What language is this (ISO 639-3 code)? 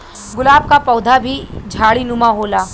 bho